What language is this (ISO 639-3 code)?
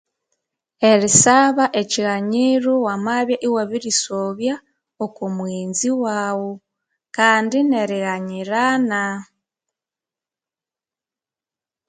koo